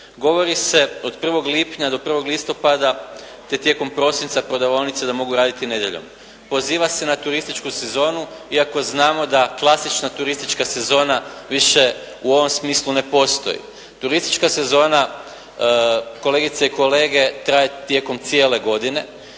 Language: Croatian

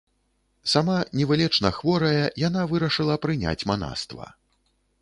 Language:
Belarusian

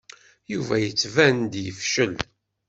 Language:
Kabyle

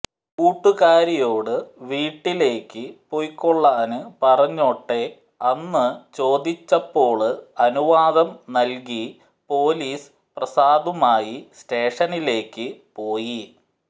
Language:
Malayalam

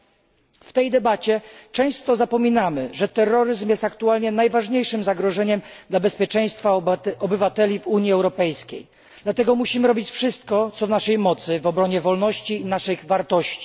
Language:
Polish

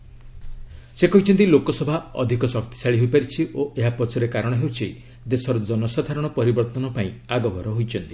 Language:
Odia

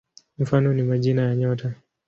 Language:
Swahili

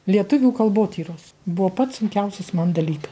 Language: Lithuanian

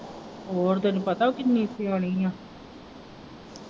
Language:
Punjabi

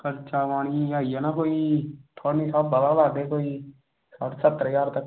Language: Dogri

